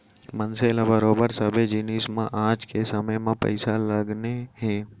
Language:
Chhattisgarhi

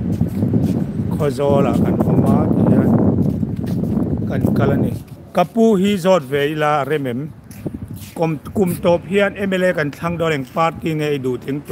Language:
Thai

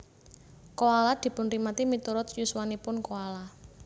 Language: Javanese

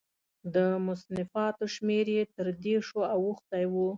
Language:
Pashto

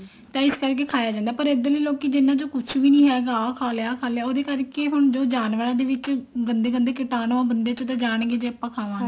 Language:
Punjabi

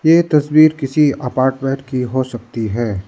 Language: Hindi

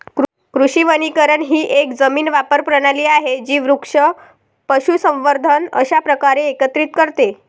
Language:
Marathi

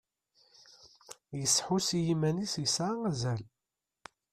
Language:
Kabyle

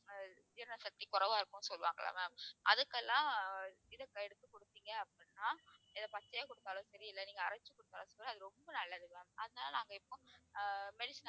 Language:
Tamil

